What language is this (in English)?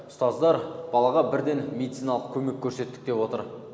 Kazakh